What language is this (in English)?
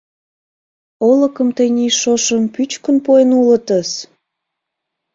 Mari